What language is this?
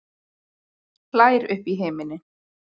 Icelandic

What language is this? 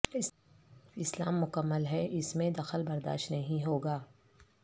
Urdu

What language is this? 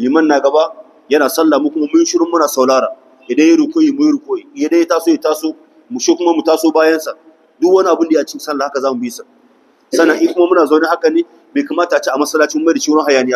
Arabic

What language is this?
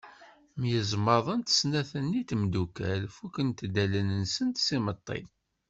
Kabyle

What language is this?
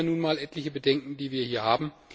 German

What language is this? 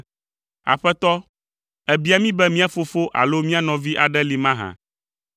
Ewe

